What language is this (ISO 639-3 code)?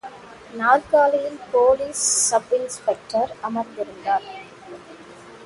tam